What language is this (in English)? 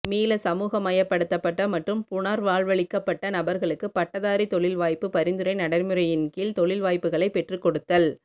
Tamil